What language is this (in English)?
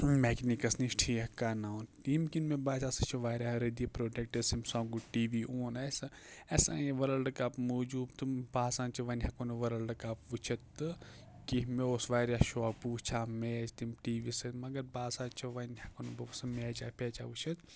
Kashmiri